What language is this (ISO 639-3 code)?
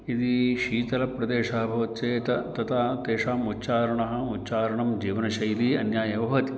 san